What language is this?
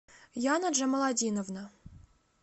Russian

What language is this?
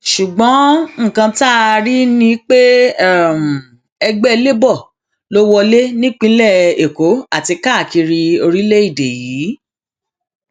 Yoruba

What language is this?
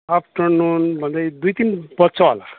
Nepali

